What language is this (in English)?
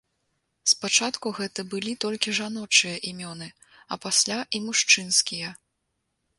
Belarusian